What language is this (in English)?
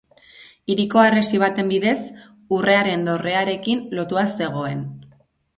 Basque